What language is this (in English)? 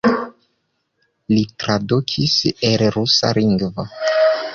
Esperanto